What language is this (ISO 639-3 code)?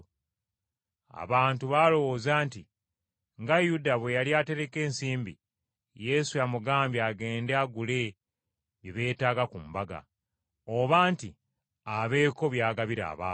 lug